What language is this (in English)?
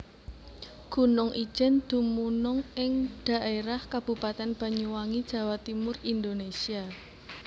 Javanese